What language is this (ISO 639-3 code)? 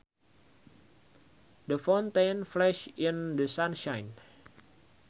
sun